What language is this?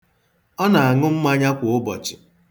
Igbo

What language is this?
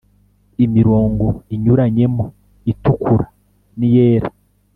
Kinyarwanda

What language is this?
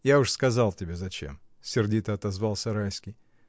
Russian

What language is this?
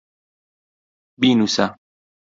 Central Kurdish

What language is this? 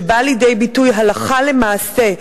Hebrew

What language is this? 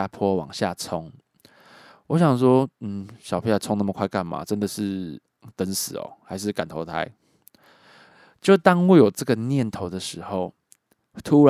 Chinese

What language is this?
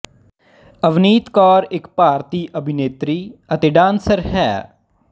Punjabi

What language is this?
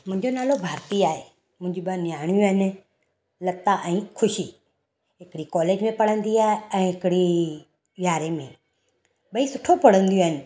Sindhi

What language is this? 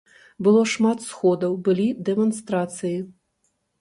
Belarusian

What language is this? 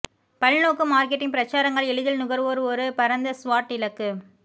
Tamil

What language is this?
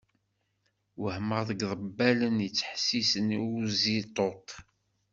Kabyle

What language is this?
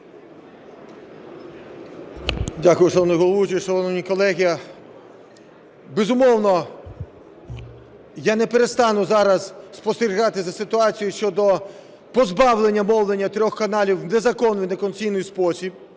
Ukrainian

